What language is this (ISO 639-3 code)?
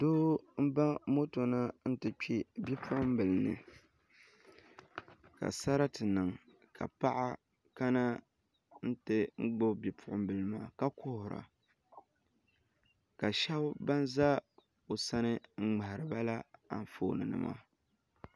dag